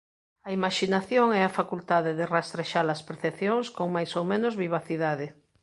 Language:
Galician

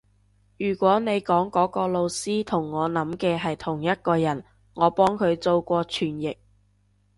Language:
Cantonese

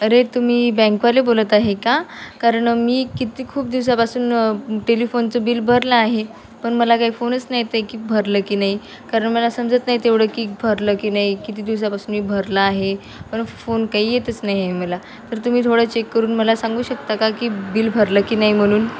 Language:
Marathi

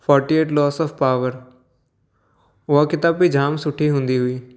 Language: Sindhi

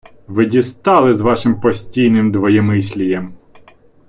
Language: Ukrainian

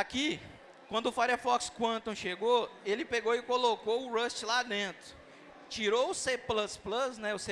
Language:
Portuguese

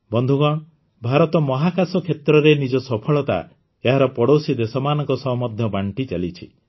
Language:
Odia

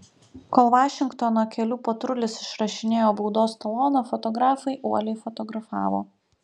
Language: Lithuanian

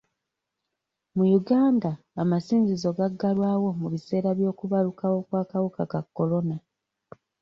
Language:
Ganda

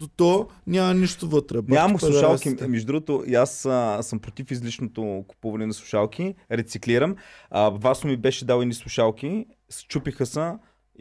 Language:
Bulgarian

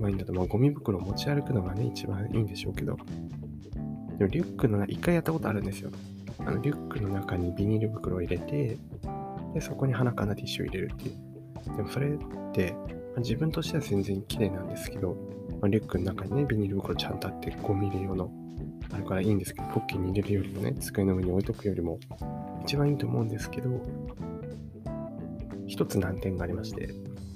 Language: Japanese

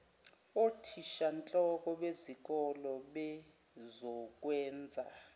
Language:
Zulu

